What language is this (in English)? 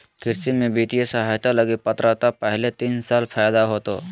Magahi